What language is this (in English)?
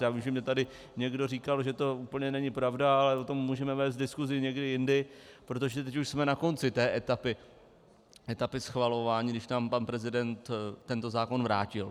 Czech